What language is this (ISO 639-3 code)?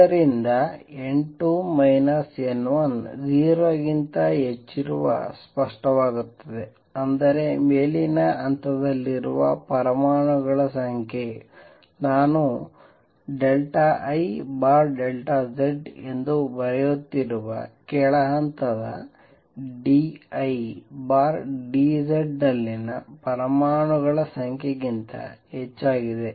kan